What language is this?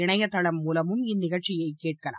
Tamil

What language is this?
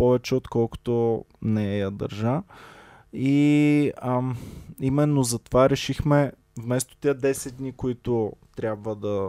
Bulgarian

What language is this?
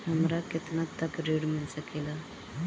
Bhojpuri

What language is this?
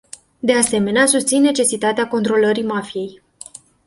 Romanian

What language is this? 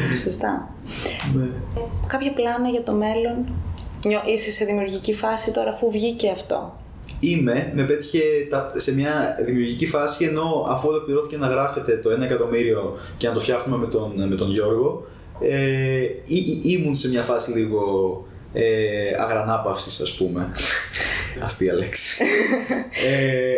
Greek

